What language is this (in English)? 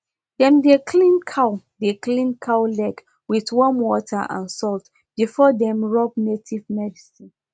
Nigerian Pidgin